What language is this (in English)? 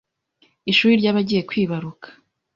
Kinyarwanda